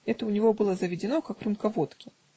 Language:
Russian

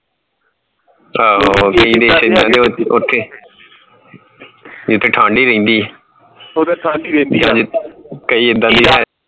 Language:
Punjabi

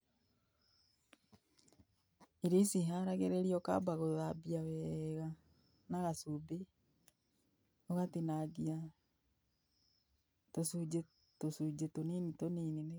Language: Kikuyu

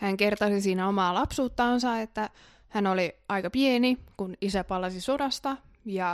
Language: Finnish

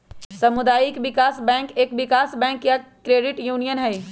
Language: Magahi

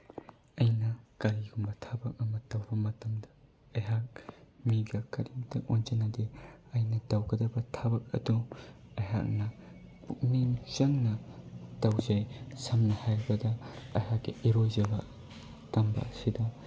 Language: Manipuri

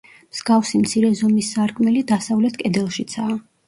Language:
Georgian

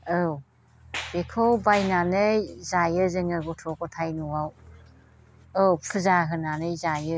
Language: Bodo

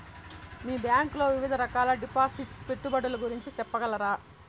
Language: Telugu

